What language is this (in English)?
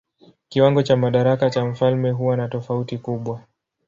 Swahili